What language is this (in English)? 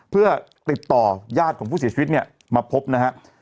Thai